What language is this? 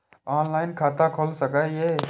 Maithili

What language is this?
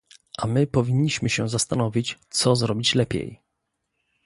Polish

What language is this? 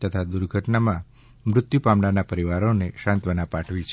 Gujarati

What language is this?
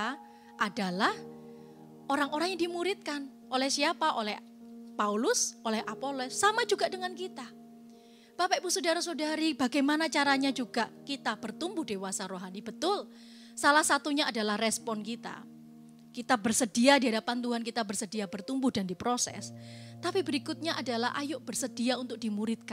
Indonesian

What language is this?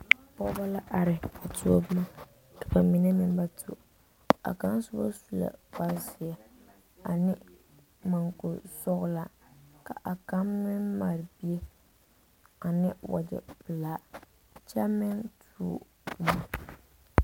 Southern Dagaare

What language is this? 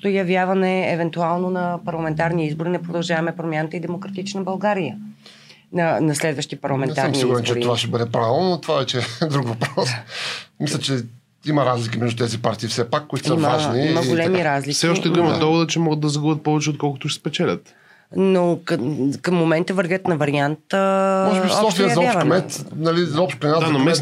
Bulgarian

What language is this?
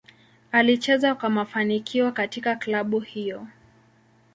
Swahili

